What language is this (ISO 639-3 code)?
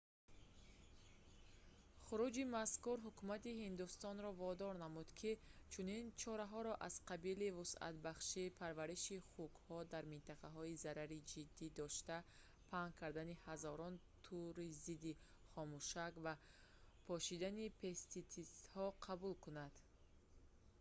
tgk